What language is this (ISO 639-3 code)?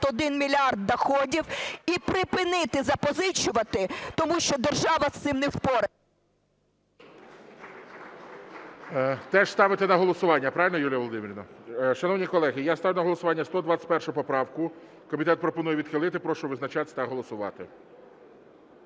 ukr